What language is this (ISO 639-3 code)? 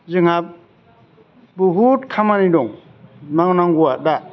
brx